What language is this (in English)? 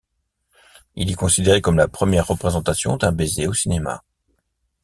French